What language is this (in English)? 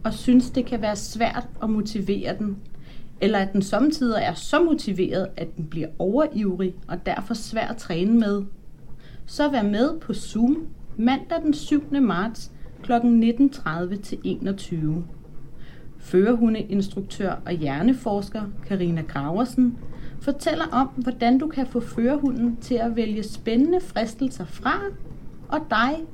Danish